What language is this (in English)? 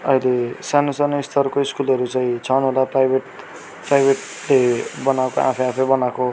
Nepali